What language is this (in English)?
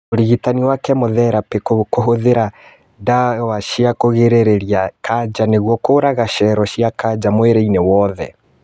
Kikuyu